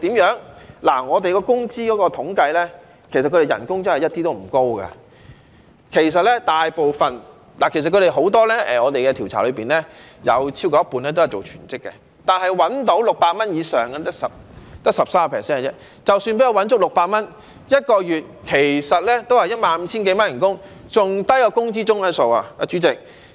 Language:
Cantonese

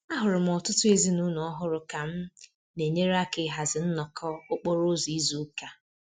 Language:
Igbo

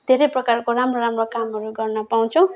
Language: Nepali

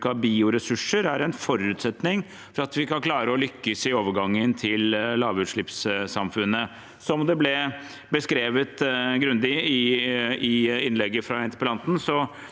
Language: Norwegian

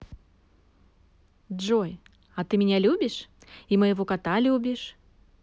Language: Russian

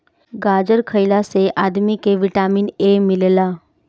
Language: Bhojpuri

